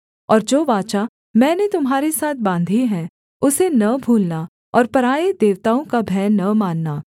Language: Hindi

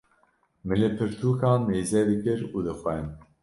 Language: Kurdish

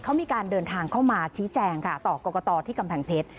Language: Thai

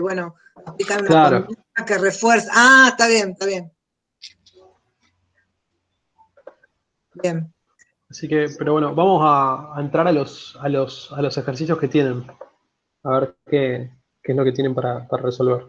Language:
Spanish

